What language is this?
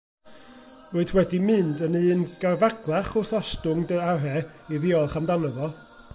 Welsh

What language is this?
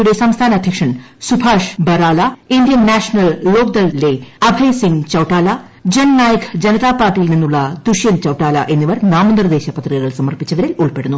Malayalam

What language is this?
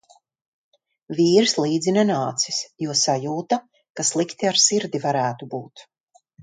Latvian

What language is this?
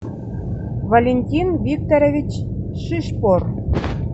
Russian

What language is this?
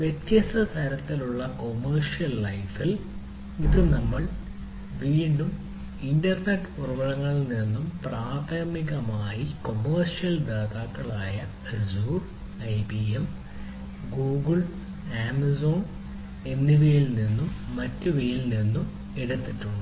Malayalam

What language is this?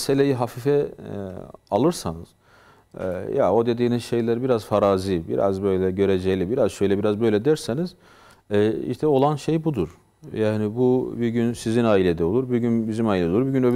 Turkish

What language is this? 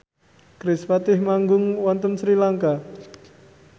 Javanese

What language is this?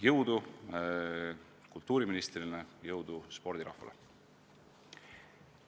Estonian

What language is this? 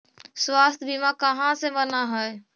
Magahi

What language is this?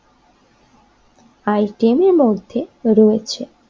Bangla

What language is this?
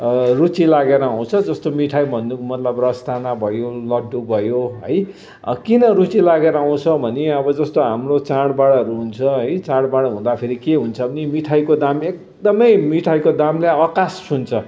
Nepali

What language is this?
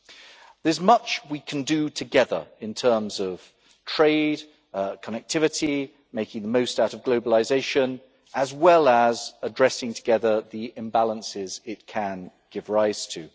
English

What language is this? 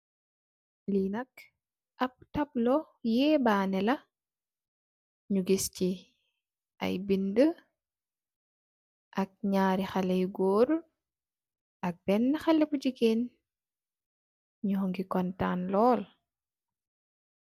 Wolof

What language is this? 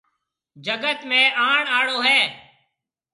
Marwari (Pakistan)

